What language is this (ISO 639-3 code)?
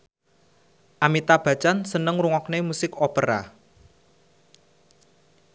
jav